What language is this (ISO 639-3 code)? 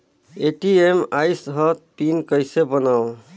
hne